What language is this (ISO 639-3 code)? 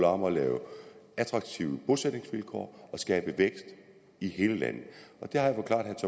dan